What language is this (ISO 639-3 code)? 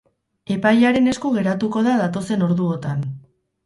eus